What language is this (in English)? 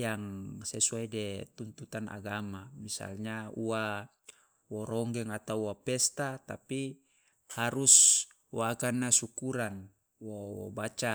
Loloda